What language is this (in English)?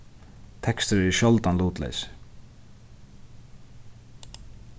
Faroese